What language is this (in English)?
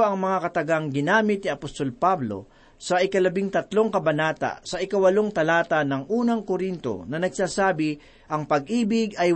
Filipino